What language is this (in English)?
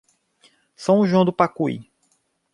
Portuguese